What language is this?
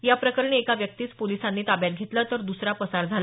Marathi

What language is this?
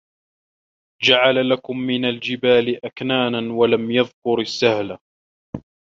Arabic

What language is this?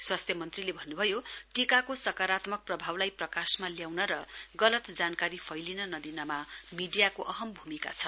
Nepali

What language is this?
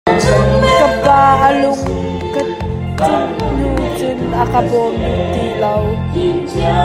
Hakha Chin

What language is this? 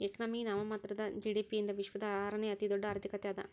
Kannada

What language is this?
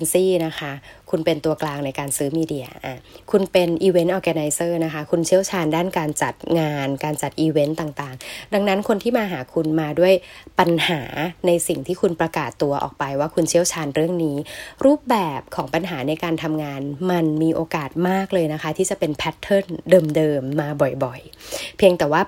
Thai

